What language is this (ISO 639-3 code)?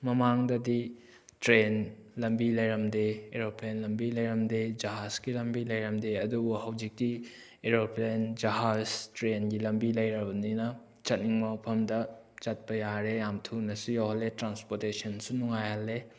mni